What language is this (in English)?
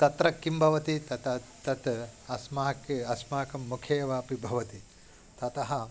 Sanskrit